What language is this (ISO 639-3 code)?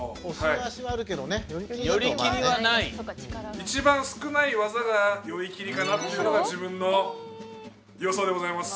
jpn